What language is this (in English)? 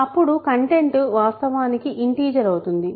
Telugu